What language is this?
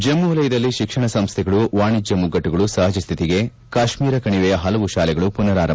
Kannada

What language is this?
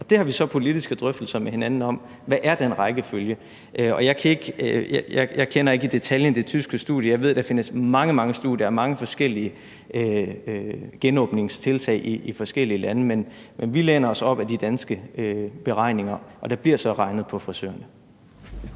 Danish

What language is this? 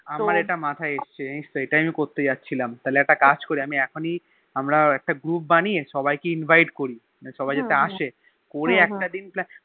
Bangla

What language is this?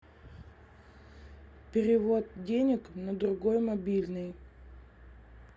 Russian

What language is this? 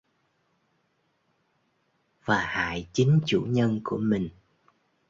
Vietnamese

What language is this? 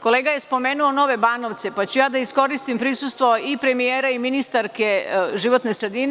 Serbian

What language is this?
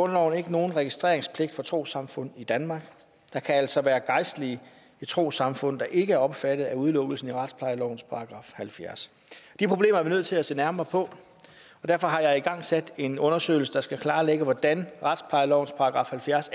Danish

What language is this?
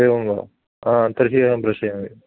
Sanskrit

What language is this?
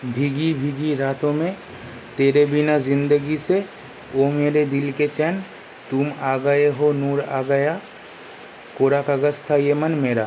Bangla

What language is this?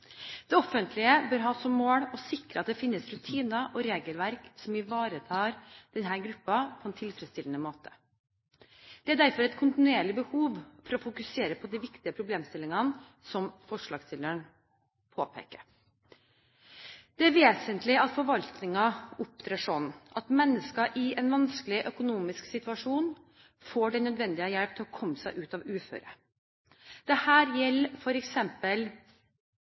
Norwegian Bokmål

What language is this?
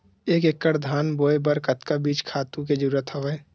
Chhattisgarhi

